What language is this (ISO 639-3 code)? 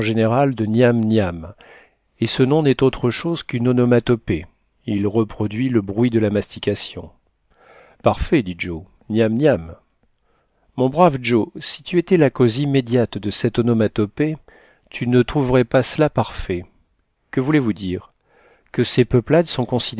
fra